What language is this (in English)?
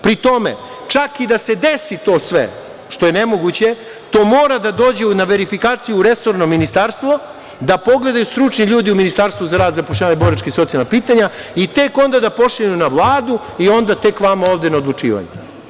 Serbian